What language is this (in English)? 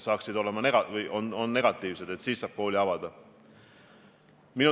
Estonian